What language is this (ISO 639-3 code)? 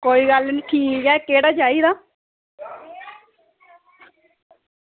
doi